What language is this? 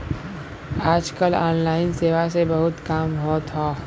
Bhojpuri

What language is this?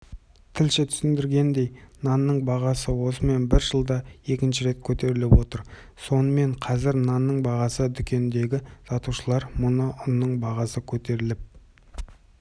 Kazakh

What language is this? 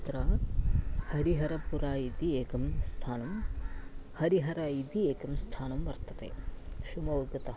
Sanskrit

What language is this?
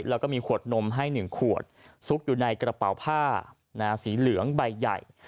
Thai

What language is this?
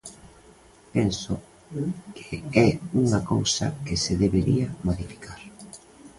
Galician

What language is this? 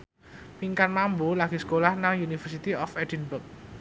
Javanese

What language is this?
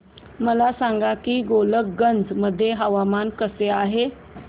Marathi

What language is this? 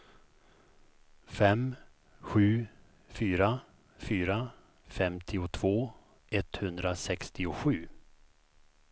Swedish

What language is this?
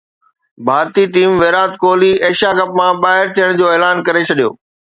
Sindhi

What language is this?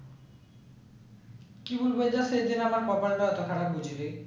Bangla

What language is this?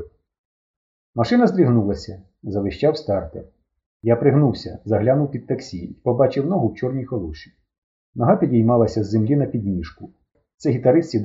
Ukrainian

